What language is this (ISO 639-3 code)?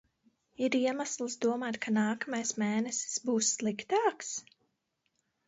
lav